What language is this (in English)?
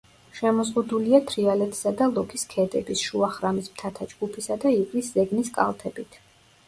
Georgian